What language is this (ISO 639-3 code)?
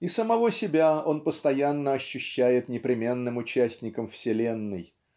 rus